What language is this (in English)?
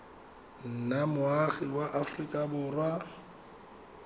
Tswana